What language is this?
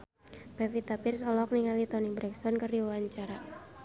Sundanese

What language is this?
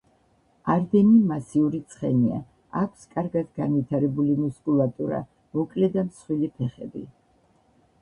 Georgian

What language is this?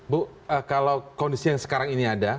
Indonesian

